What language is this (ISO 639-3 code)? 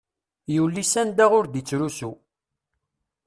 kab